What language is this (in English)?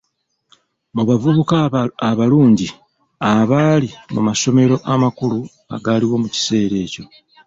Ganda